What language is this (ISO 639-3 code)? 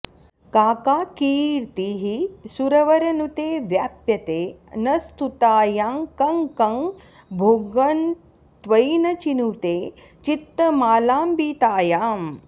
san